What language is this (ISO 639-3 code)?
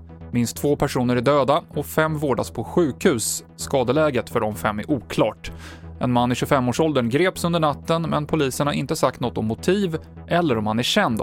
swe